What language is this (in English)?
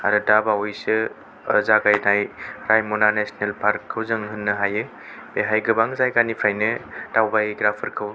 Bodo